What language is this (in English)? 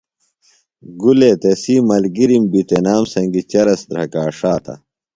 Phalura